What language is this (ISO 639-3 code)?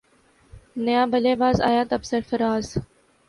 urd